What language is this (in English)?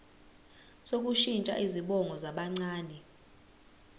Zulu